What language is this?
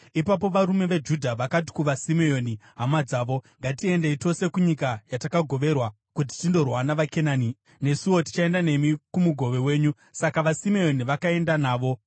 Shona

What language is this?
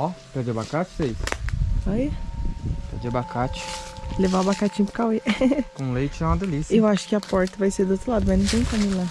Portuguese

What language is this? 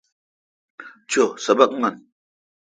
Kalkoti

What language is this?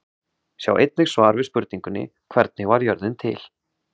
Icelandic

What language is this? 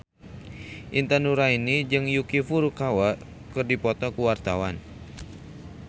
Sundanese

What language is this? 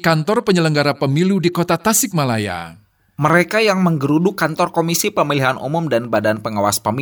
Indonesian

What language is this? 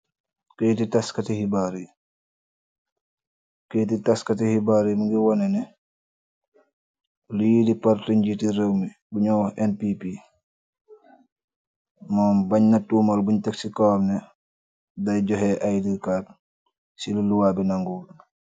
Wolof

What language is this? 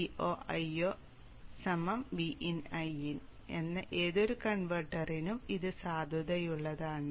Malayalam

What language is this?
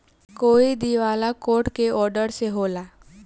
Bhojpuri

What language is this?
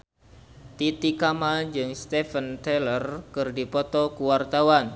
Sundanese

